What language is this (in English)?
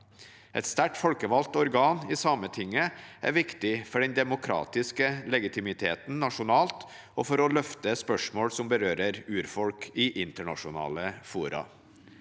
Norwegian